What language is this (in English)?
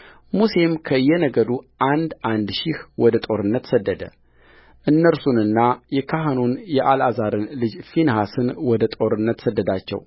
Amharic